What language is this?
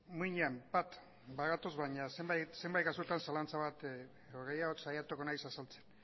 Basque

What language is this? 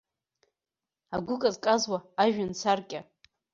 Abkhazian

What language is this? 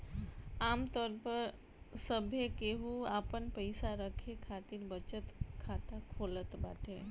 Bhojpuri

